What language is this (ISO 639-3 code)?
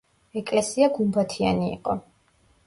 kat